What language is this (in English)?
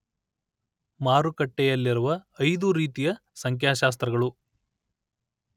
Kannada